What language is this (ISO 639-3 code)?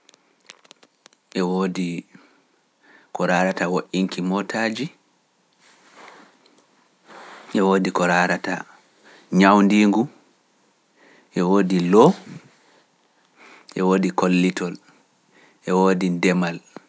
fuf